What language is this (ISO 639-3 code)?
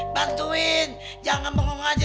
ind